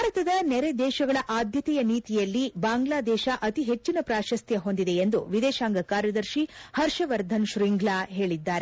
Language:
Kannada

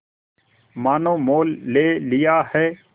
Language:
Hindi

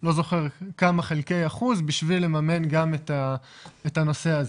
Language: Hebrew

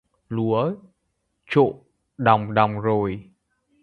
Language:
Vietnamese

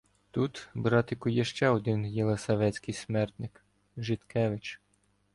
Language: Ukrainian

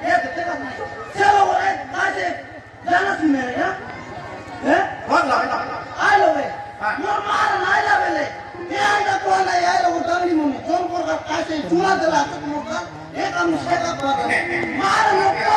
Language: Arabic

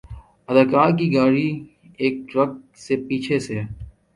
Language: Urdu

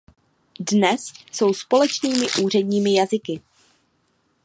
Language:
Czech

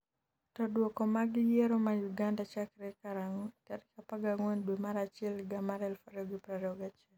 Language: Luo (Kenya and Tanzania)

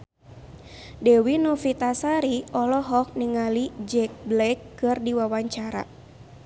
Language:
Sundanese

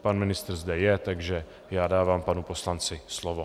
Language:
Czech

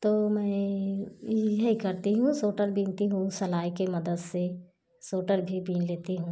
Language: Hindi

